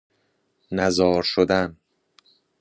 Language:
Persian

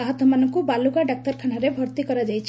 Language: Odia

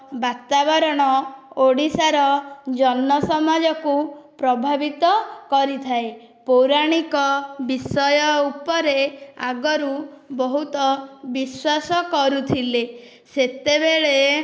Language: Odia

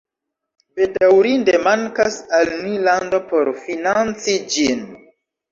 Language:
Esperanto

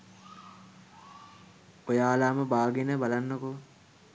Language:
Sinhala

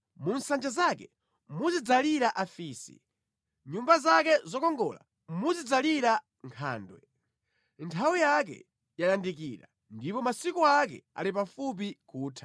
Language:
Nyanja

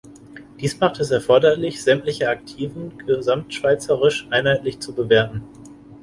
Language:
German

